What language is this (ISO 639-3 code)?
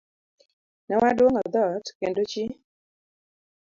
luo